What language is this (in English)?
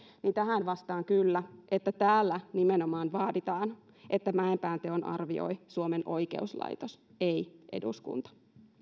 Finnish